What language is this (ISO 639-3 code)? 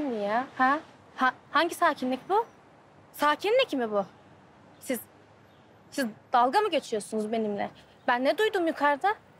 tur